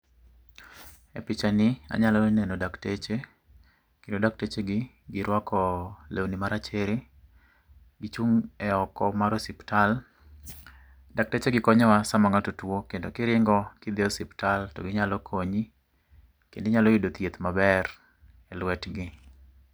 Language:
Luo (Kenya and Tanzania)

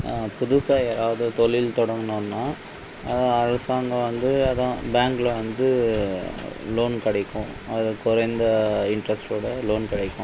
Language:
Tamil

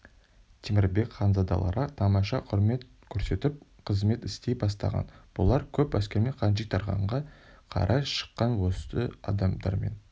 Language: Kazakh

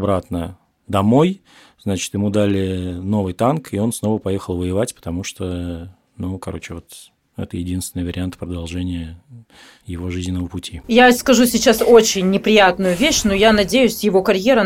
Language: Russian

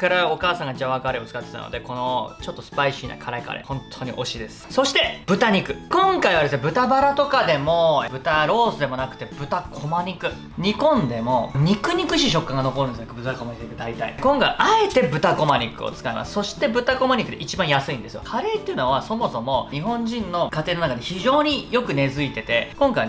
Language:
Japanese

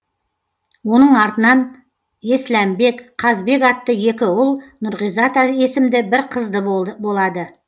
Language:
Kazakh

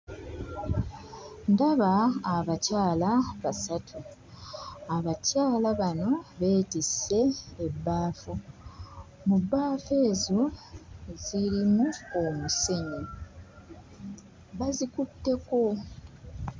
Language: Ganda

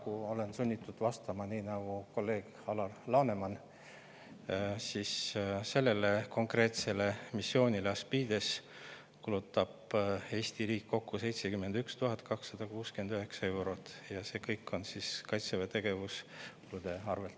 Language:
Estonian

